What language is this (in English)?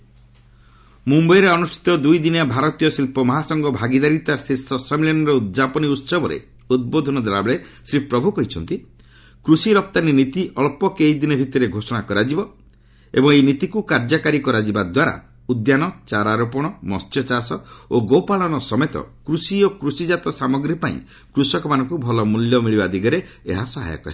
Odia